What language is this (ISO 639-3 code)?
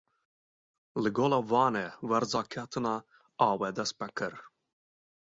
kur